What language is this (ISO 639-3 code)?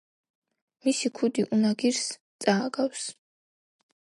kat